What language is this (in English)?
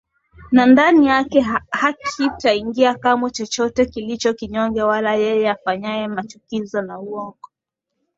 Swahili